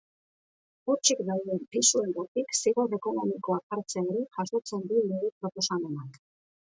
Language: Basque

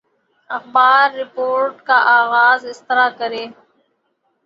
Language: Urdu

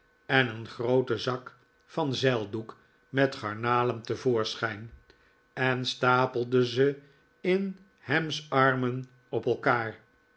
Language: Dutch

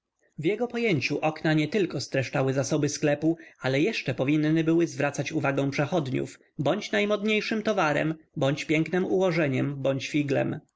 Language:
Polish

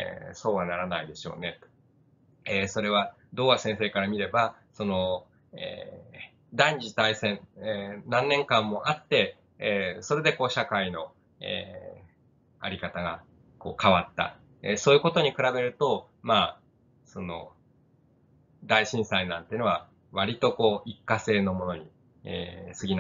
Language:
Japanese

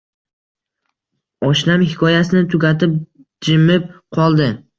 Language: Uzbek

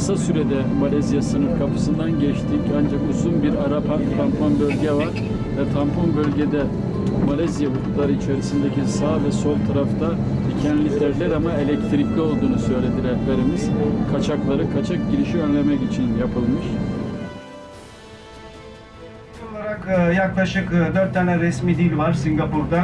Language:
Turkish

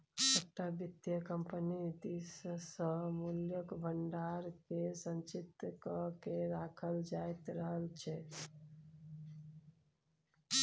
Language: Maithili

